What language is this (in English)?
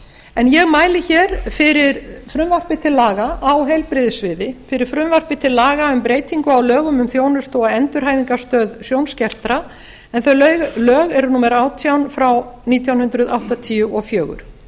Icelandic